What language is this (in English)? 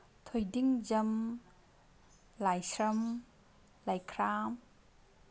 Manipuri